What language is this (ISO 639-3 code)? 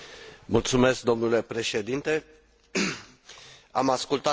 ron